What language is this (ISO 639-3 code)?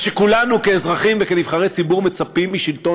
heb